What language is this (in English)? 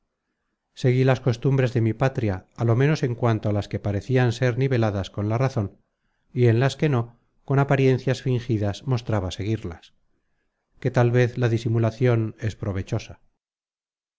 Spanish